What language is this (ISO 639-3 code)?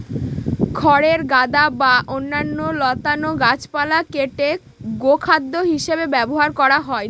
ben